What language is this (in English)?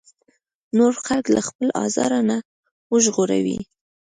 Pashto